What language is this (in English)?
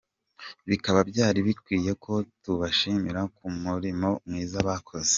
Kinyarwanda